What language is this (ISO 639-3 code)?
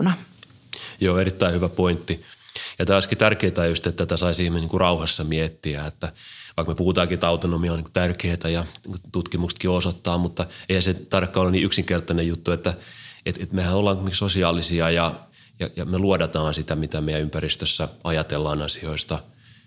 fin